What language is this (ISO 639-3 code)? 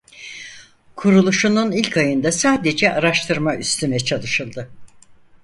tur